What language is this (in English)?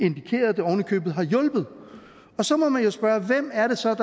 Danish